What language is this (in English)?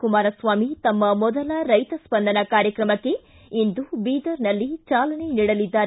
Kannada